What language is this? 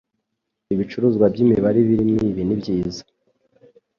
Kinyarwanda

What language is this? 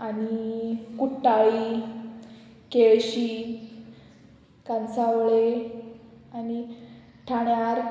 Konkani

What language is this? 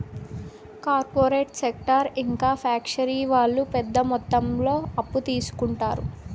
Telugu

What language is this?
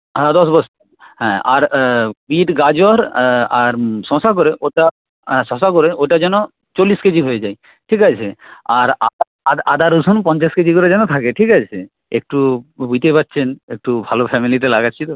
Bangla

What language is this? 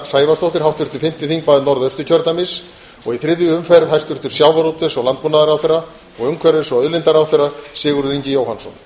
Icelandic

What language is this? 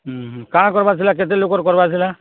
Odia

